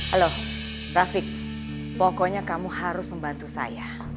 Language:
Indonesian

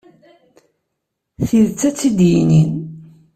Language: Kabyle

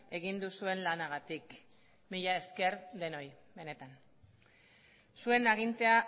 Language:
Basque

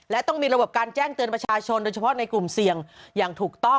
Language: Thai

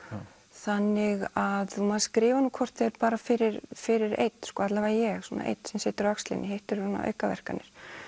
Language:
Icelandic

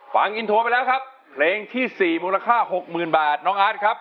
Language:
Thai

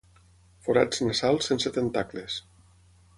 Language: Catalan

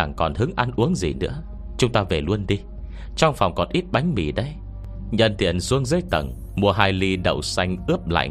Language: Vietnamese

